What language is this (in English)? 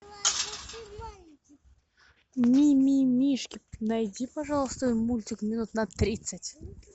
Russian